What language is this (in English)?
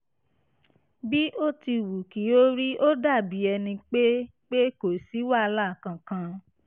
Yoruba